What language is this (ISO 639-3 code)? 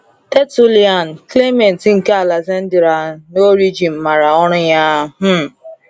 ibo